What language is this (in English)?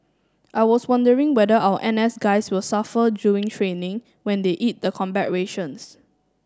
English